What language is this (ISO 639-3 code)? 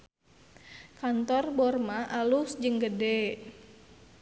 sun